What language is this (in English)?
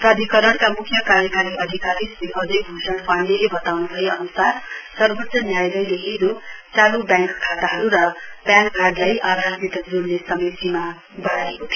Nepali